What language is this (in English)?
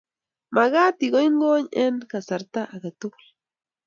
Kalenjin